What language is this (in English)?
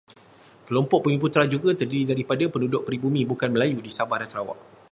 Malay